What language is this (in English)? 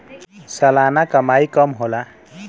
Bhojpuri